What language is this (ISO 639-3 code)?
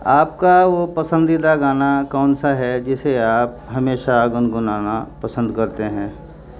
urd